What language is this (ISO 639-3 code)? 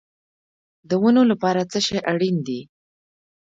pus